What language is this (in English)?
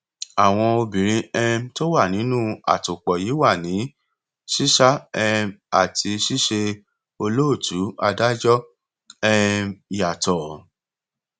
Yoruba